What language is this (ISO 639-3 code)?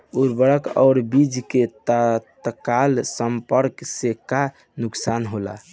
bho